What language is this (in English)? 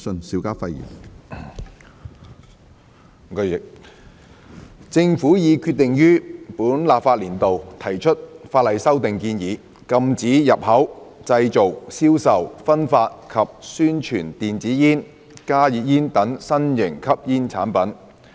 Cantonese